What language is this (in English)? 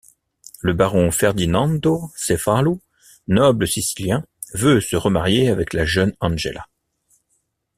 French